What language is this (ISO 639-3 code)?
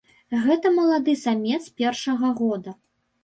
bel